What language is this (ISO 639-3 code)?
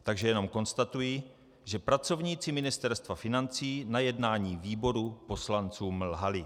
ces